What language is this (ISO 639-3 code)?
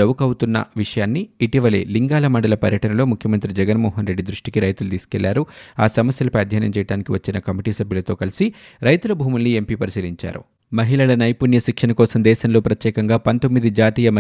tel